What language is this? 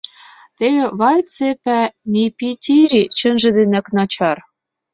Mari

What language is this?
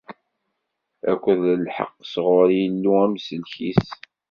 Kabyle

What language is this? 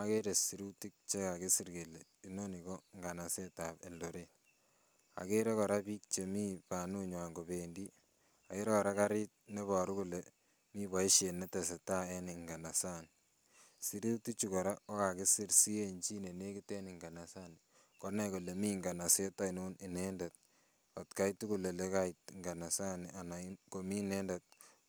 Kalenjin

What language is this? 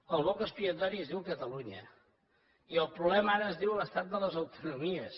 Catalan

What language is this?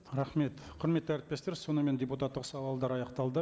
Kazakh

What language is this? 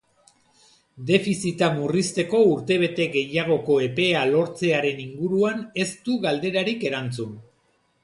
Basque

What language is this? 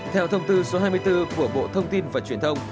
Vietnamese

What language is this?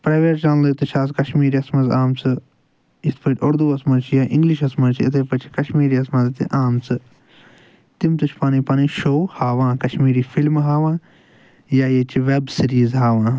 Kashmiri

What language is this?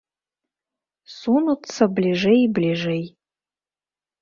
Belarusian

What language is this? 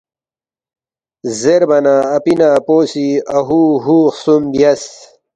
Balti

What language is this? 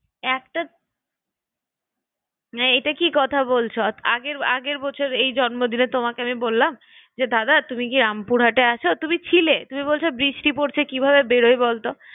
Bangla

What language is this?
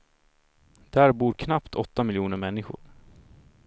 Swedish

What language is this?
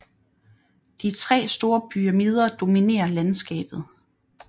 Danish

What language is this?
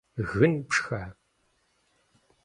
Kabardian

